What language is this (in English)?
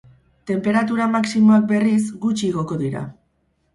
Basque